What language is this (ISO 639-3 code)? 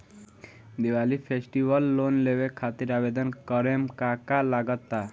bho